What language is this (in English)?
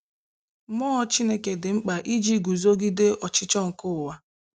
Igbo